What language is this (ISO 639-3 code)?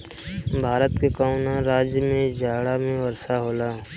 bho